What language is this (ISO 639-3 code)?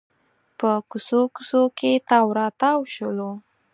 pus